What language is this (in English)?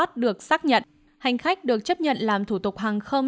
Vietnamese